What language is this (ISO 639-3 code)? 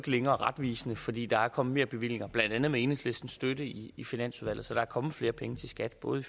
dan